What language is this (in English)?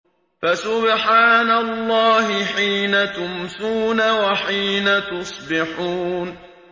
Arabic